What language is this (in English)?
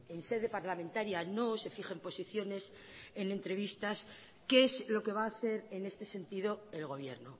Spanish